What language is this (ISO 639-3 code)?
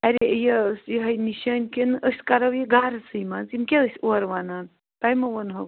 kas